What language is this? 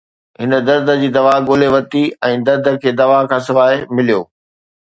Sindhi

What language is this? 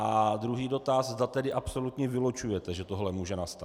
Czech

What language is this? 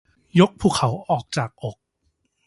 Thai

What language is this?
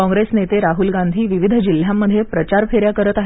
Marathi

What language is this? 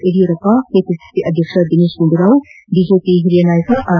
Kannada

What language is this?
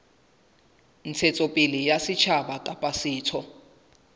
Southern Sotho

